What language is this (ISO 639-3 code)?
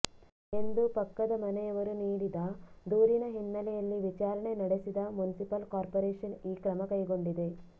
kan